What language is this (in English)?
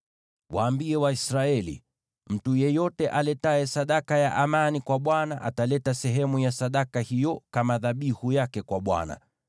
Swahili